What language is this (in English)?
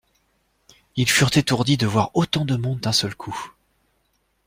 French